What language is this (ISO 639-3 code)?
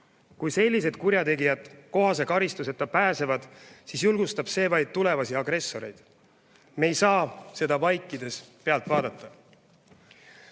est